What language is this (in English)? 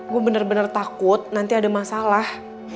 Indonesian